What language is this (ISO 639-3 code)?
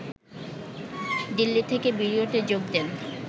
ben